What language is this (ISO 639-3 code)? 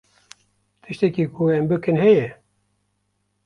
kur